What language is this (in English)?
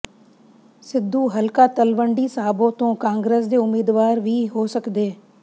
Punjabi